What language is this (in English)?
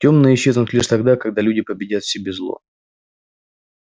Russian